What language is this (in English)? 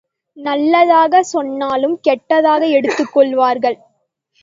Tamil